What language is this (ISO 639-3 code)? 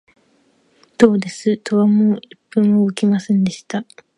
jpn